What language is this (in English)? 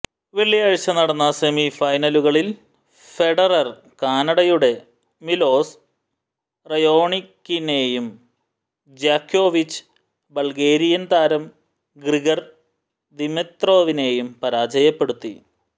Malayalam